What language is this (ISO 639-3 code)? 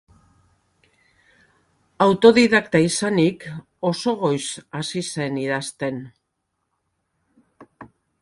eus